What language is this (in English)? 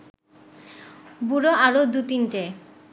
Bangla